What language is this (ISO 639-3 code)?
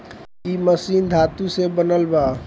bho